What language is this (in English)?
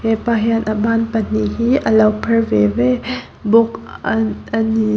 Mizo